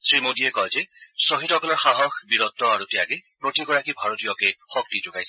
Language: Assamese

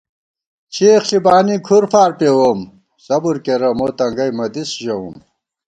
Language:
Gawar-Bati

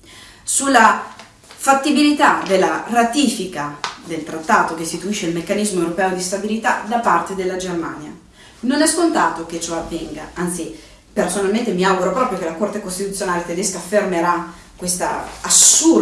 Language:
Italian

